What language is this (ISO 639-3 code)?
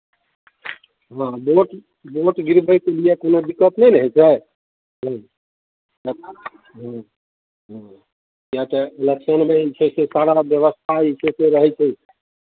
mai